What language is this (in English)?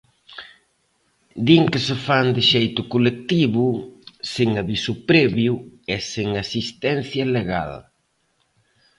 Galician